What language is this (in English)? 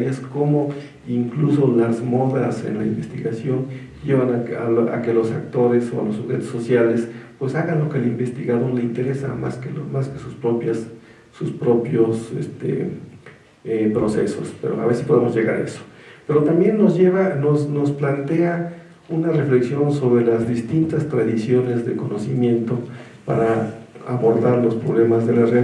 Spanish